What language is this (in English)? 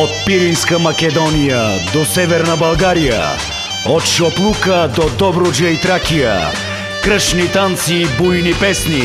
Italian